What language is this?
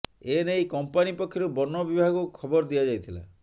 Odia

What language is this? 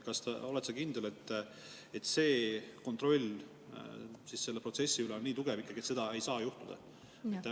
Estonian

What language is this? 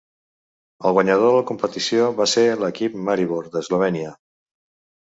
Catalan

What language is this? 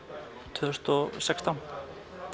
Icelandic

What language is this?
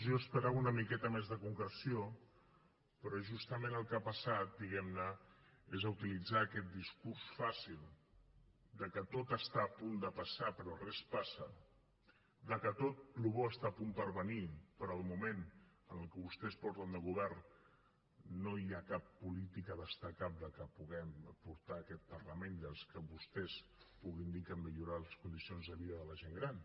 Catalan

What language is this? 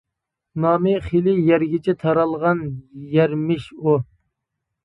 Uyghur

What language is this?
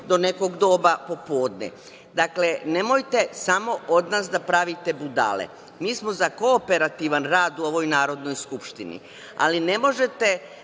Serbian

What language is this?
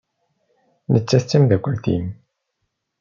Kabyle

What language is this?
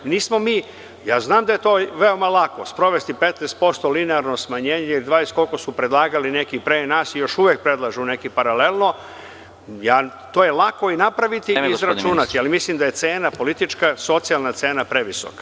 Serbian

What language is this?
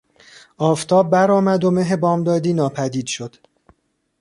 Persian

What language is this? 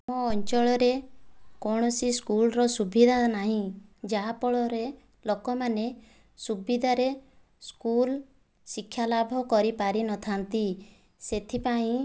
Odia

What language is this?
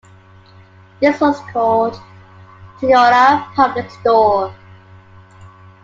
English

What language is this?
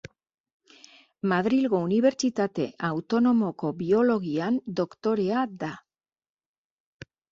Basque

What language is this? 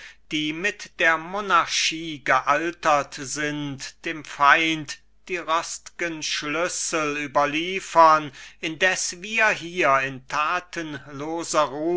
German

